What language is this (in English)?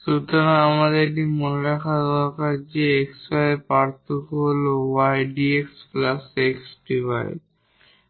Bangla